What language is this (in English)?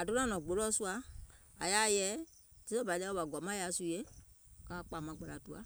Gola